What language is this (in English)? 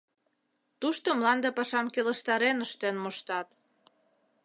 Mari